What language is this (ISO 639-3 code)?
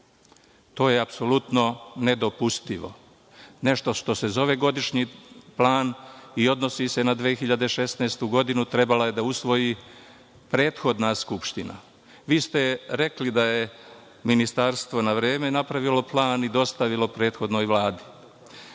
srp